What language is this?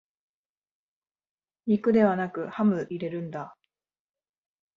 Japanese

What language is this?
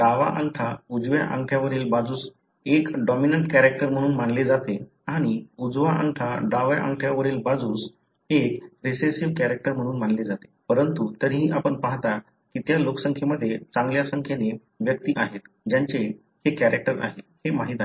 Marathi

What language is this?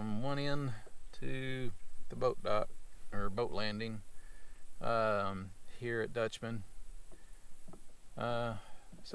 English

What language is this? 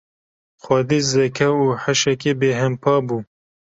Kurdish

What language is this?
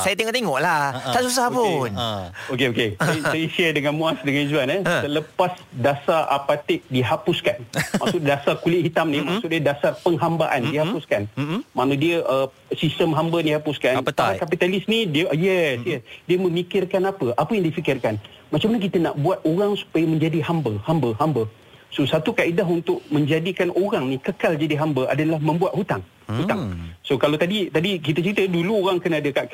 Malay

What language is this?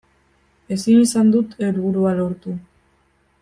Basque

